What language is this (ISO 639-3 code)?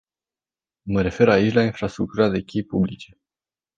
ron